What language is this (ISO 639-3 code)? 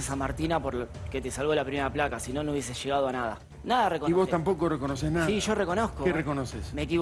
spa